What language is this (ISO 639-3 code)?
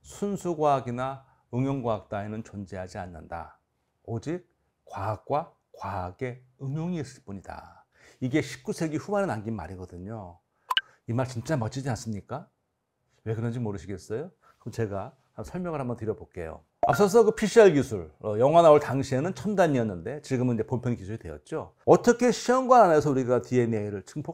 kor